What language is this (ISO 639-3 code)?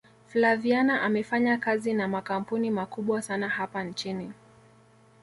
swa